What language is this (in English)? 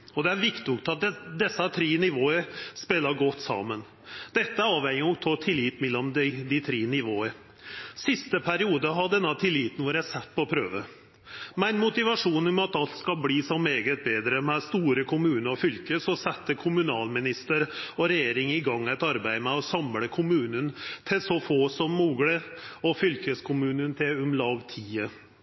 Norwegian Nynorsk